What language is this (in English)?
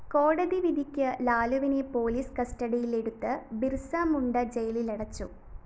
Malayalam